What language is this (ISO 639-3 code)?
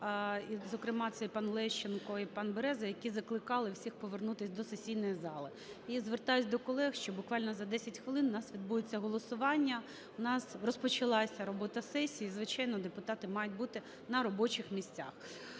ukr